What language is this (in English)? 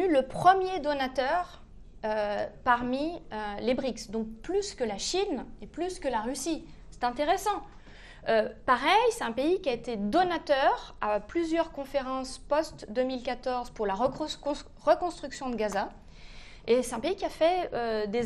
French